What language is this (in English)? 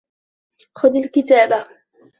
Arabic